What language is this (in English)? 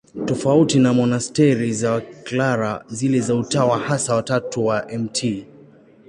Swahili